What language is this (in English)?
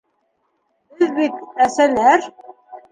Bashkir